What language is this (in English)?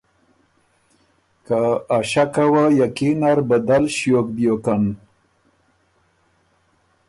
Ormuri